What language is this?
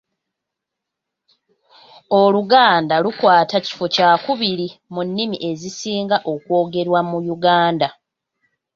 Ganda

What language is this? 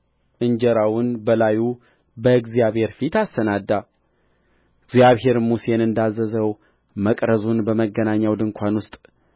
Amharic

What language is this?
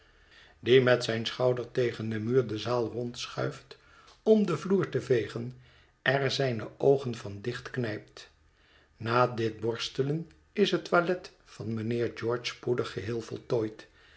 Dutch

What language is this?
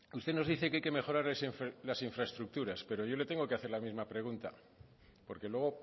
Spanish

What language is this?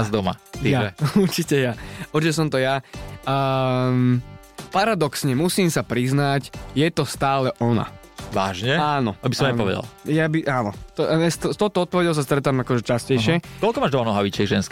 Slovak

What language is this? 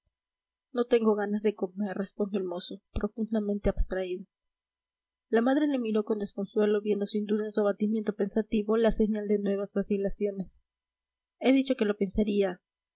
Spanish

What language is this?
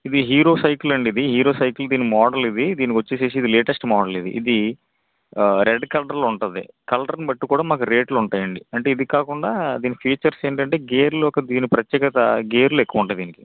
Telugu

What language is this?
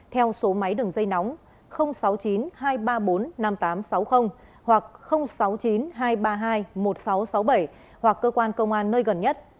Vietnamese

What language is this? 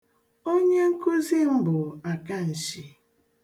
Igbo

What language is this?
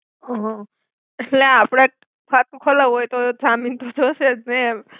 Gujarati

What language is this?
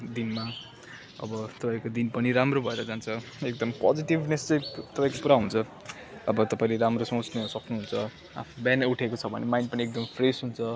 Nepali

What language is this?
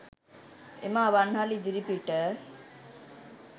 Sinhala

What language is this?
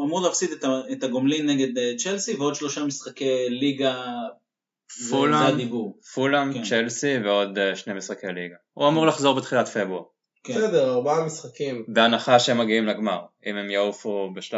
Hebrew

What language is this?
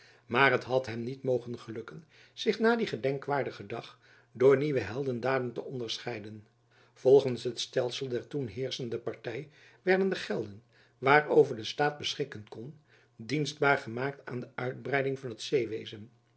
Dutch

